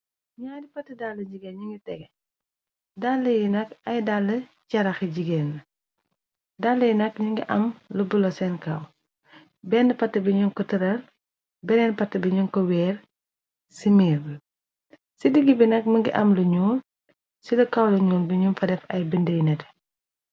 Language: Wolof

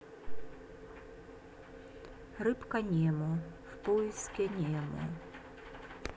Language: Russian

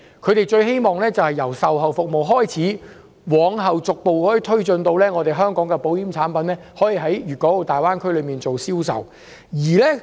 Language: Cantonese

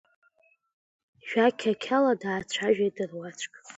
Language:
Abkhazian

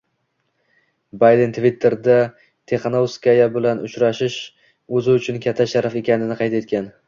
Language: Uzbek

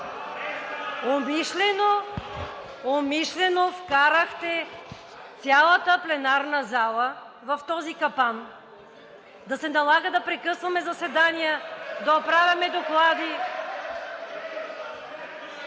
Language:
Bulgarian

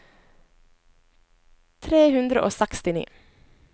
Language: Norwegian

